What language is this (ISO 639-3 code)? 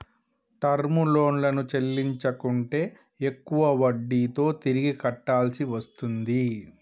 tel